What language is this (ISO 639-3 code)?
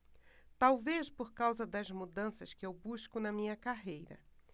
por